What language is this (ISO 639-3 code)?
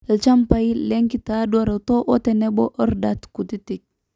mas